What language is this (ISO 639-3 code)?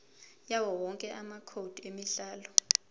zul